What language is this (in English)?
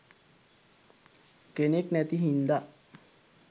Sinhala